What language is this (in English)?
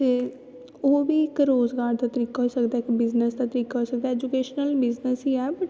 Dogri